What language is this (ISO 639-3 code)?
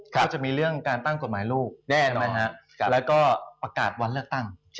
tha